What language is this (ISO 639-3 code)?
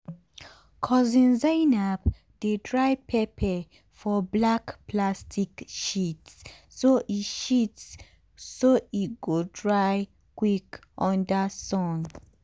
pcm